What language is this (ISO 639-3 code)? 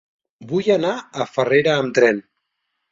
cat